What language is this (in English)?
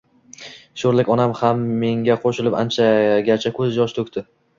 Uzbek